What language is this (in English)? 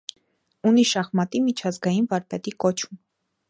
Armenian